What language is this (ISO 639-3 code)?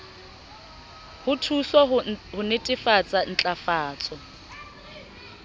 sot